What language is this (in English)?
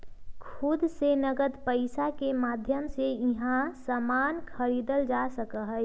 Magahi